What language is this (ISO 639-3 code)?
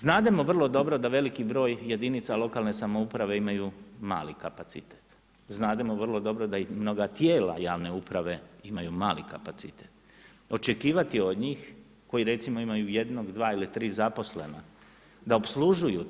hrv